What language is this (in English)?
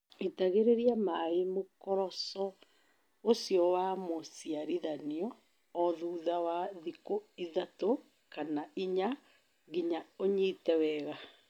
Kikuyu